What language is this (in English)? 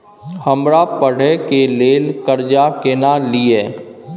Maithili